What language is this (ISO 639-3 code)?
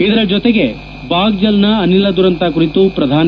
kan